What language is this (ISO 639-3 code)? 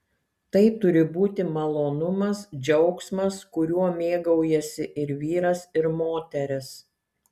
lit